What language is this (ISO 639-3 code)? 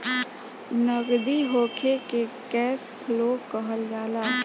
bho